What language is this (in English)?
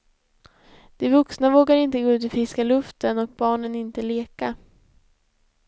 Swedish